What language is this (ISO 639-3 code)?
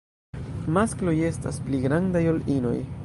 epo